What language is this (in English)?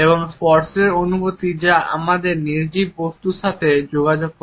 Bangla